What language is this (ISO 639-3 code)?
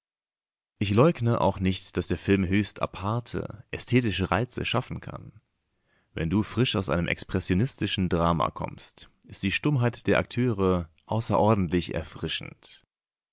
deu